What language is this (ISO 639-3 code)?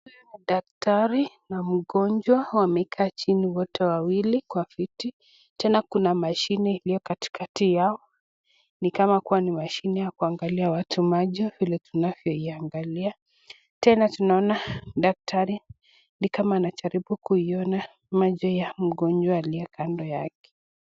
swa